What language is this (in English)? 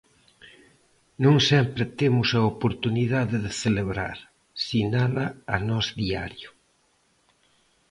Galician